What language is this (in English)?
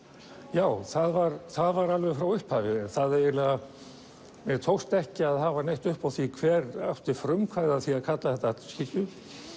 Icelandic